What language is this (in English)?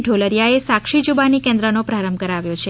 Gujarati